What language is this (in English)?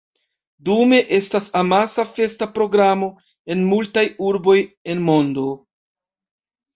Esperanto